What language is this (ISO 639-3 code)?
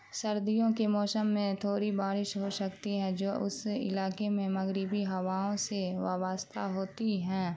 urd